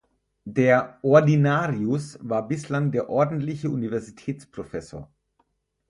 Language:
German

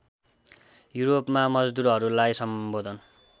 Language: Nepali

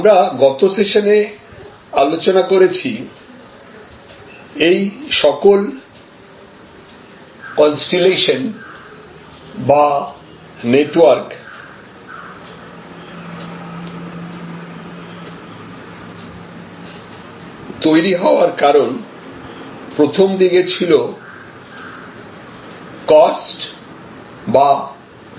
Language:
Bangla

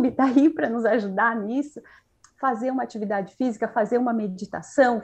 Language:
Portuguese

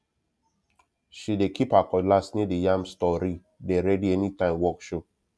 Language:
Nigerian Pidgin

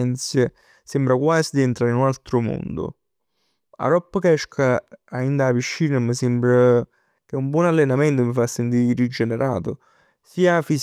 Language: Neapolitan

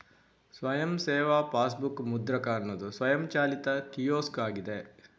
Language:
Kannada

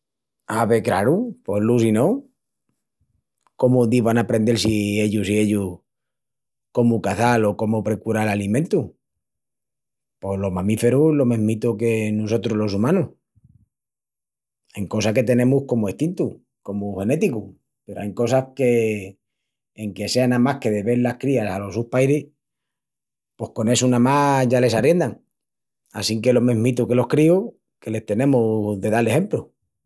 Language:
Extremaduran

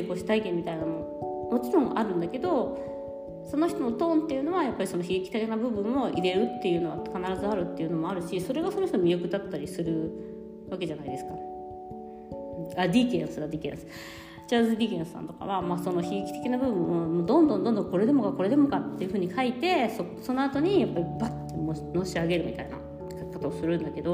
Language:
Japanese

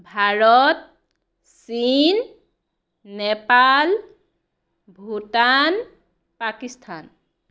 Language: Assamese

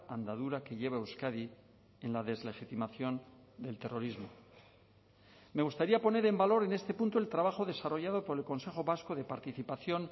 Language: Spanish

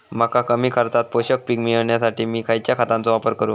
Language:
Marathi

